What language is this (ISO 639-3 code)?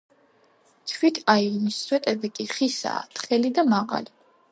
kat